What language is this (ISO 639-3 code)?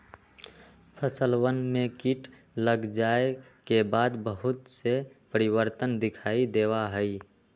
mag